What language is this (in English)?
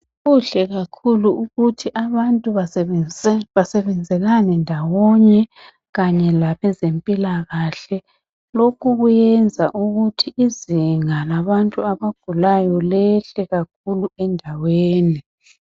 North Ndebele